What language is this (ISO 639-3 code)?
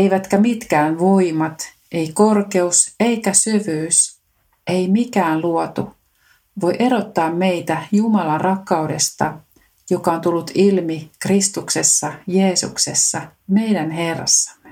fin